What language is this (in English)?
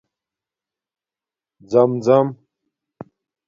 Domaaki